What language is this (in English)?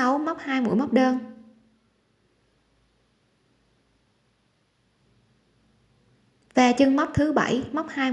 Vietnamese